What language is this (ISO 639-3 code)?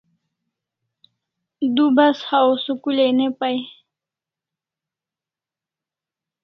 kls